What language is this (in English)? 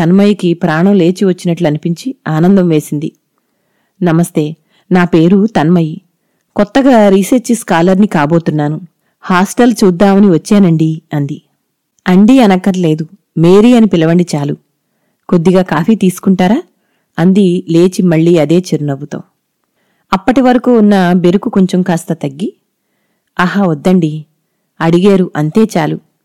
Telugu